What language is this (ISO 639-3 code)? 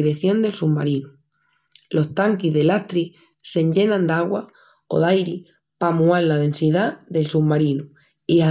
ext